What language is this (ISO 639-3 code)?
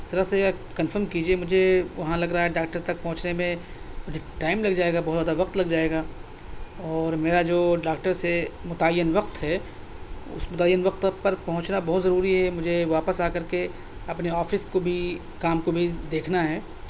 urd